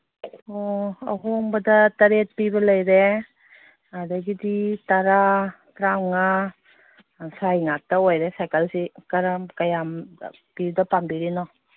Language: Manipuri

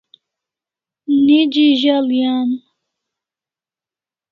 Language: Kalasha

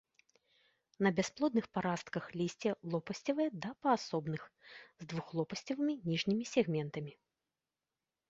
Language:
Belarusian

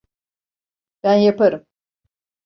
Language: Turkish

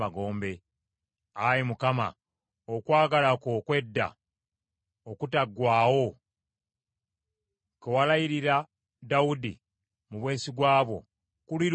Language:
Ganda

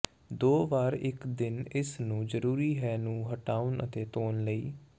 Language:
Punjabi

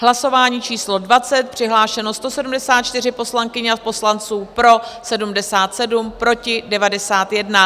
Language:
Czech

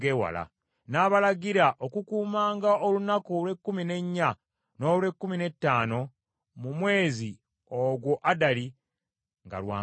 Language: Ganda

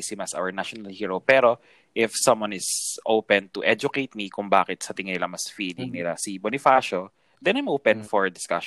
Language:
Filipino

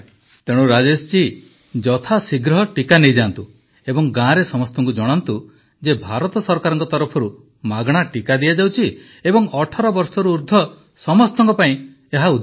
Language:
Odia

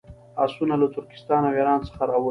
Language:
Pashto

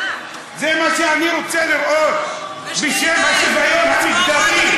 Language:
Hebrew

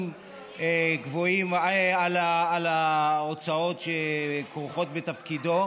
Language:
Hebrew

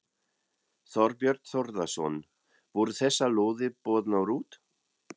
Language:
Icelandic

